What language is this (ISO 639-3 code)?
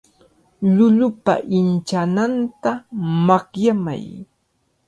qvl